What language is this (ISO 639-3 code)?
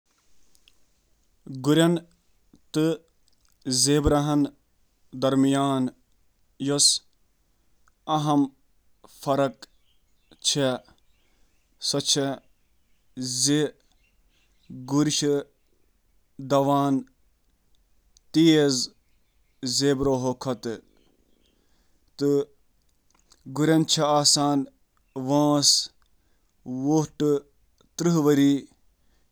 kas